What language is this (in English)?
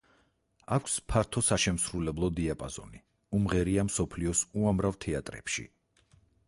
Georgian